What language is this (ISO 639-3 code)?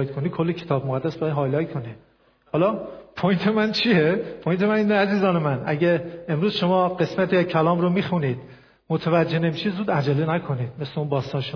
fas